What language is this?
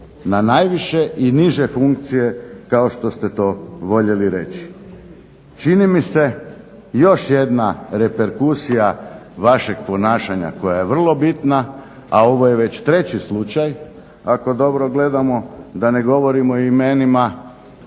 Croatian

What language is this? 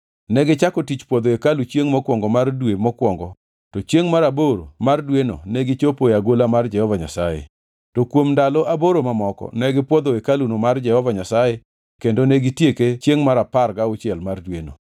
Luo (Kenya and Tanzania)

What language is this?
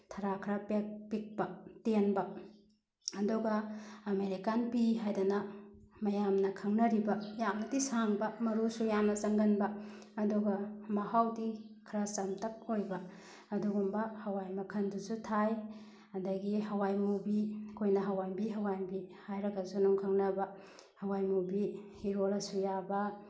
Manipuri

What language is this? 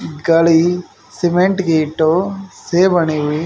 Hindi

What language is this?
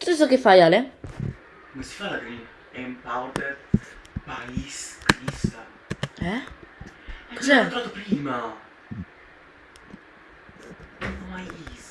Italian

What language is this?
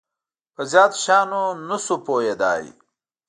Pashto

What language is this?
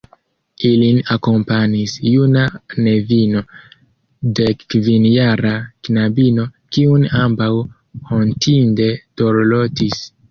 Esperanto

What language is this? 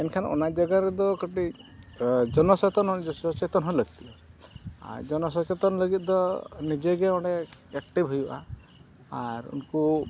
Santali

